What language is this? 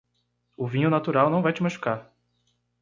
Portuguese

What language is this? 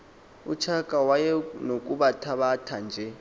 Xhosa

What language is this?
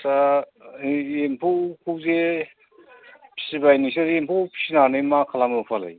Bodo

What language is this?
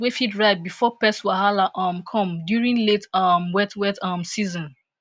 Nigerian Pidgin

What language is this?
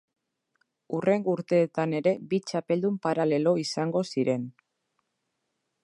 Basque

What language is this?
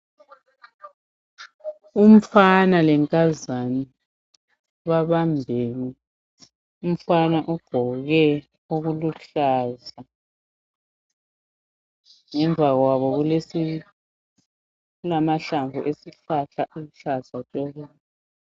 North Ndebele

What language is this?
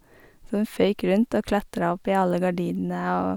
Norwegian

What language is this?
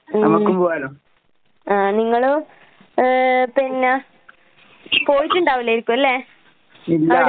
Malayalam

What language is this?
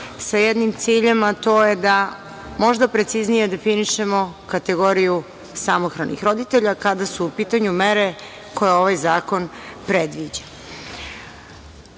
Serbian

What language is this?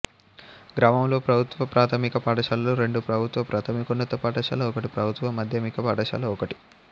Telugu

